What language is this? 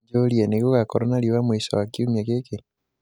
Kikuyu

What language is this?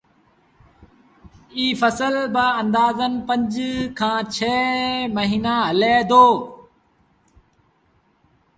Sindhi Bhil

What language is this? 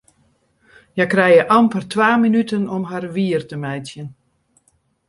Western Frisian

